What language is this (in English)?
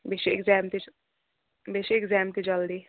Kashmiri